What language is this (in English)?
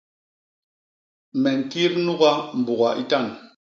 Basaa